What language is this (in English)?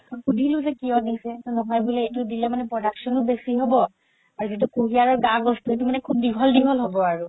Assamese